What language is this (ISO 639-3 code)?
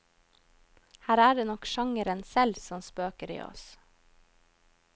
nor